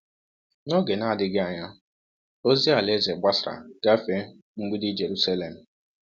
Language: Igbo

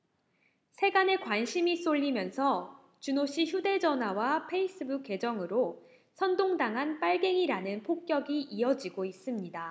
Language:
Korean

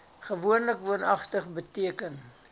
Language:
Afrikaans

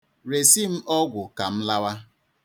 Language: Igbo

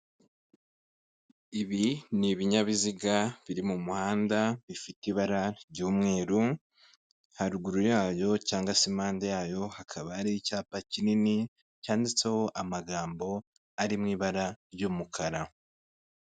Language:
Kinyarwanda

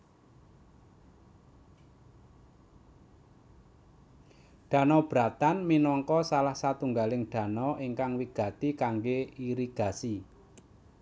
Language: Javanese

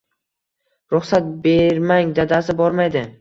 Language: Uzbek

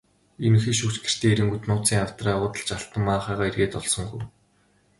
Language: Mongolian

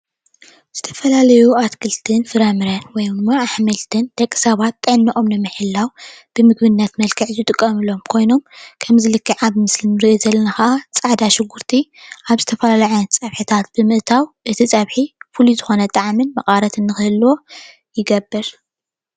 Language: Tigrinya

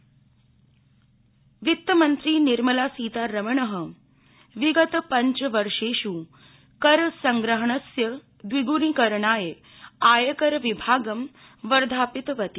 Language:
Sanskrit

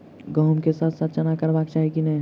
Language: Maithili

